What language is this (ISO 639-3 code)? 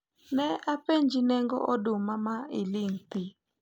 luo